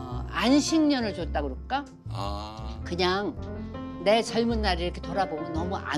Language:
Korean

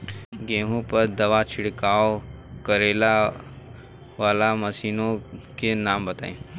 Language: Bhojpuri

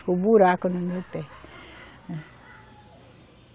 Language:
Portuguese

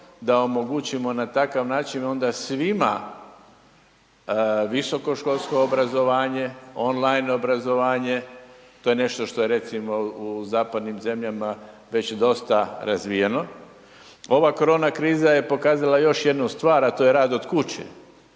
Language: Croatian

